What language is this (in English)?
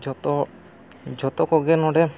Santali